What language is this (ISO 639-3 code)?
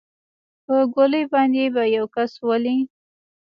pus